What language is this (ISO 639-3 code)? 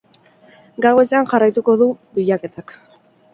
eus